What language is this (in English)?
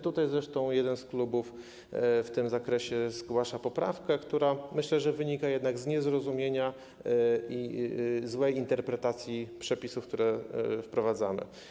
Polish